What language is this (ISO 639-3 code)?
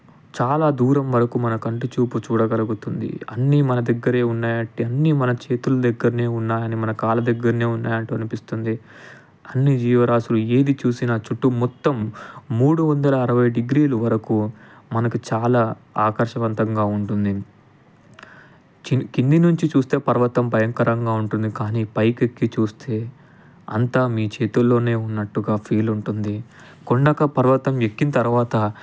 tel